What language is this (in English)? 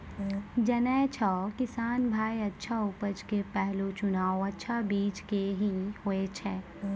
Maithili